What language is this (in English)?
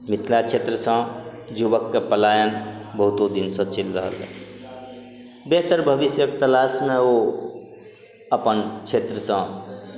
Maithili